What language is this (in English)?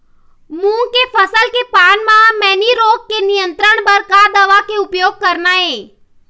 Chhattisgarhi